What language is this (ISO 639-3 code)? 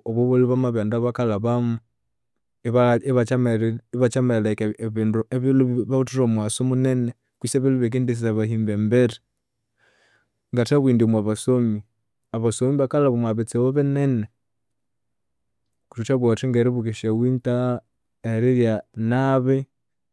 koo